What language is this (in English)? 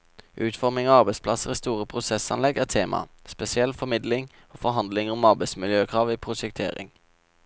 Norwegian